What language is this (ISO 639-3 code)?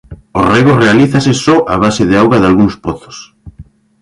glg